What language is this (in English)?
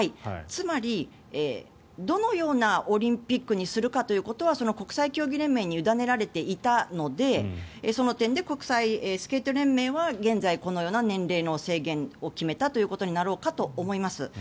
Japanese